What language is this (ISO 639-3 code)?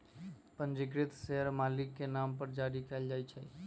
mag